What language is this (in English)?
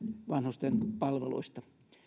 Finnish